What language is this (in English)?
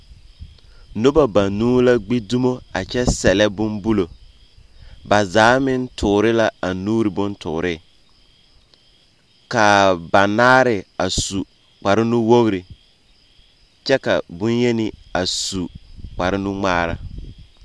Southern Dagaare